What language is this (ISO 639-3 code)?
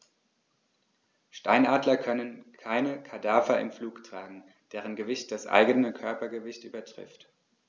deu